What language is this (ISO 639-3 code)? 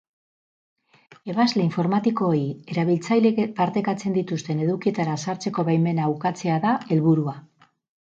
eus